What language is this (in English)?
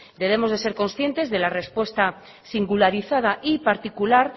Spanish